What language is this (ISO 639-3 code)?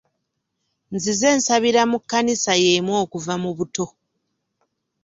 lug